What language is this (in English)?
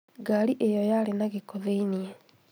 Kikuyu